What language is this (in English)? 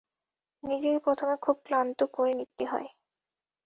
Bangla